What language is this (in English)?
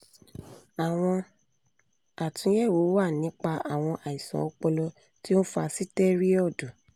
Yoruba